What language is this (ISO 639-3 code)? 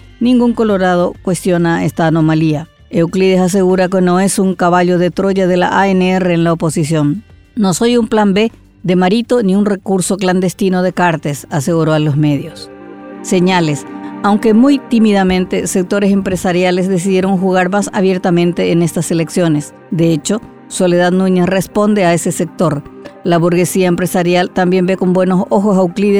spa